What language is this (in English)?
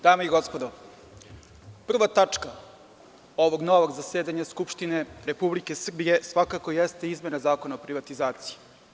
Serbian